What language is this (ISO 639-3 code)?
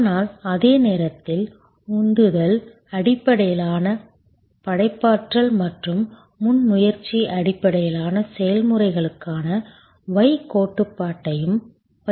tam